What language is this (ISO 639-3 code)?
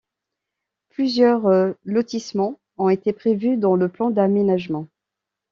fra